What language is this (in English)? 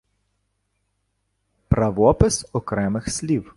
Ukrainian